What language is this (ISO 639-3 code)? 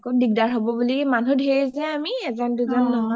asm